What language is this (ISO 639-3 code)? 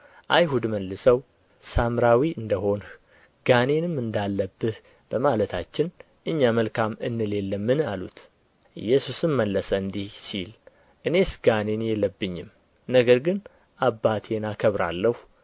amh